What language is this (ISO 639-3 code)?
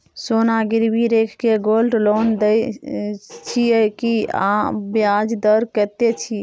mai